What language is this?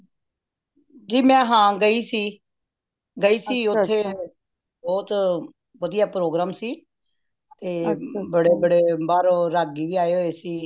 Punjabi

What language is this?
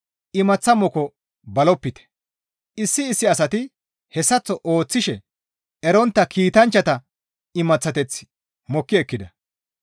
Gamo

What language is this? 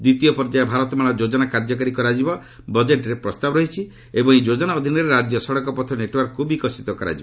Odia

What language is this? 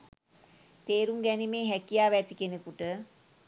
Sinhala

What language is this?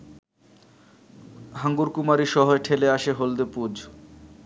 Bangla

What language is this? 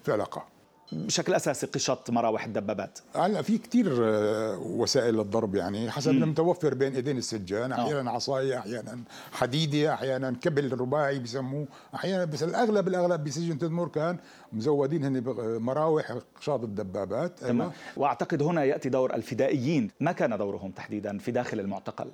Arabic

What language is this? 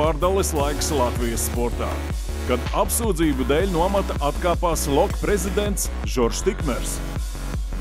Latvian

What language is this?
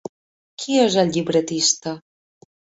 Catalan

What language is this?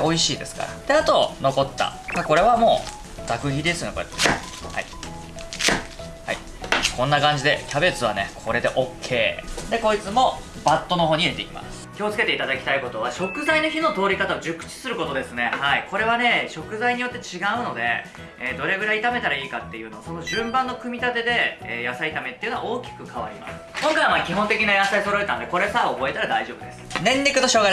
Japanese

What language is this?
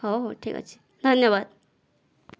Odia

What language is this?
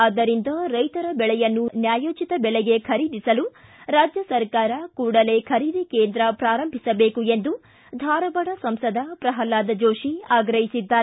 Kannada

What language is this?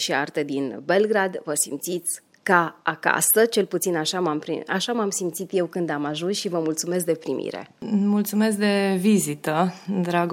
Romanian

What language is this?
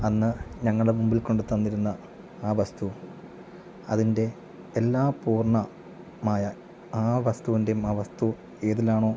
Malayalam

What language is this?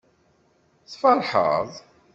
Kabyle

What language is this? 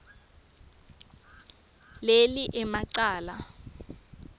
Swati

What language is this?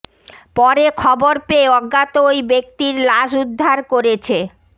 Bangla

